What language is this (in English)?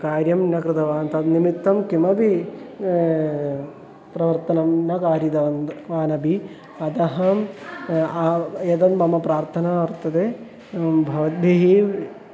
Sanskrit